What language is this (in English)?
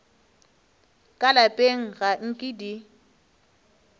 Northern Sotho